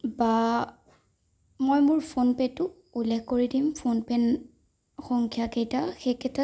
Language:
Assamese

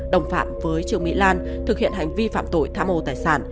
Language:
Vietnamese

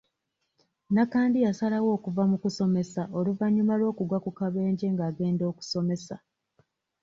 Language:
Ganda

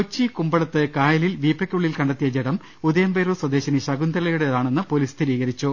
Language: Malayalam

